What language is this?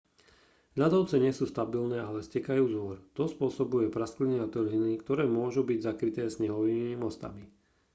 Slovak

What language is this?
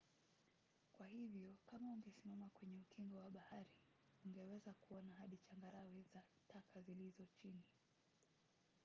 Swahili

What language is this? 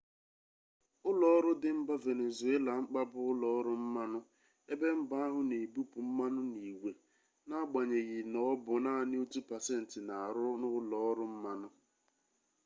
Igbo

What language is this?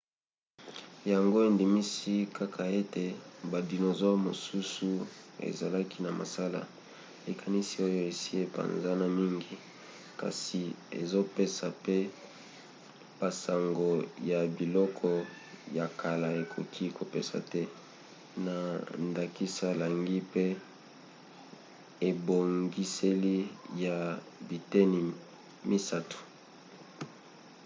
Lingala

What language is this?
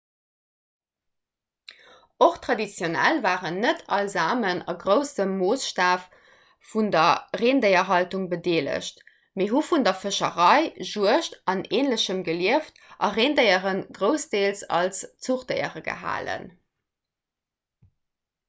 Luxembourgish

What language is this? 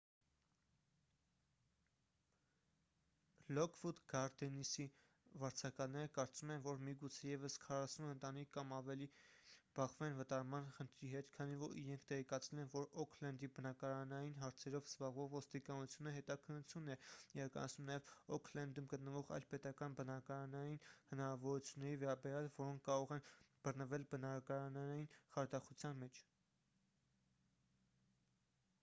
Armenian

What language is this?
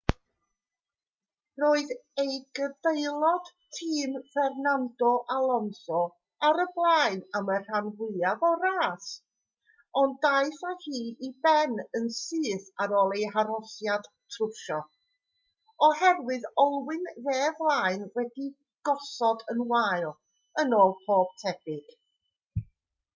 Welsh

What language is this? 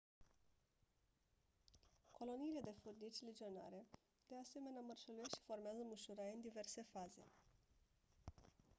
Romanian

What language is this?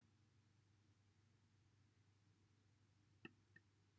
Welsh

